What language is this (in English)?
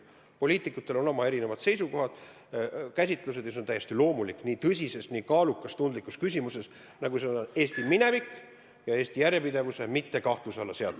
Estonian